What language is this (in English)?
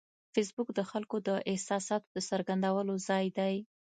Pashto